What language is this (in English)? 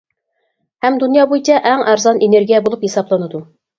Uyghur